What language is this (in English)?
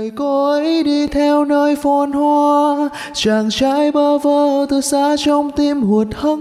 Vietnamese